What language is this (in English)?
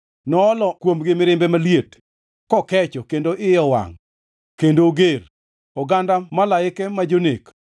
Luo (Kenya and Tanzania)